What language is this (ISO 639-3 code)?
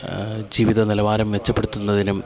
mal